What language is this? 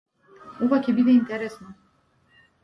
Macedonian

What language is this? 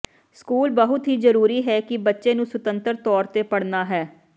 Punjabi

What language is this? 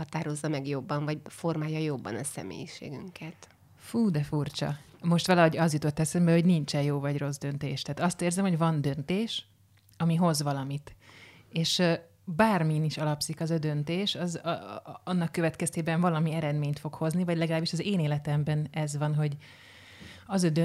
Hungarian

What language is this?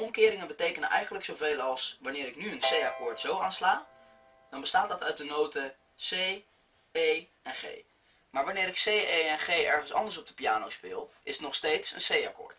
Dutch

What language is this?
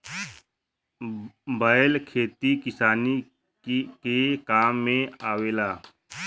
Bhojpuri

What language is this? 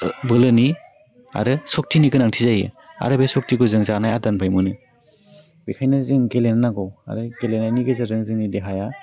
Bodo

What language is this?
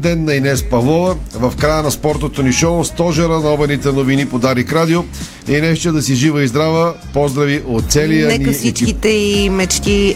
Bulgarian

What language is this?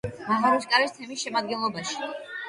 Georgian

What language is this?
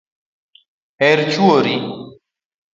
Luo (Kenya and Tanzania)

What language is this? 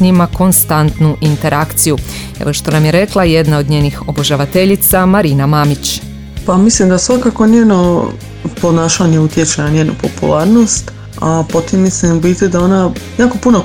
Croatian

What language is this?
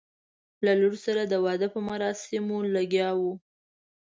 Pashto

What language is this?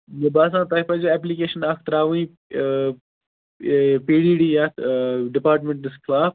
Kashmiri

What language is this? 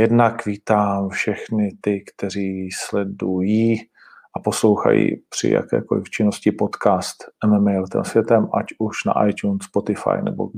Czech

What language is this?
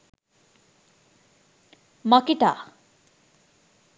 Sinhala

